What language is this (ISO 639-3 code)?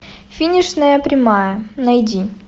rus